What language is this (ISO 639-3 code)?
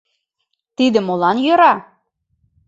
chm